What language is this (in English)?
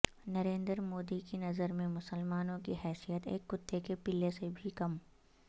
Urdu